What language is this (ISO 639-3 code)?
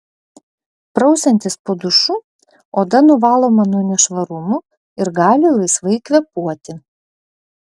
lit